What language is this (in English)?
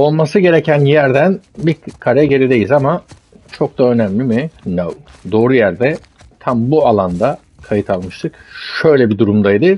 Turkish